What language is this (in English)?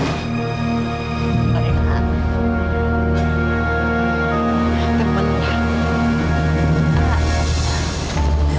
Indonesian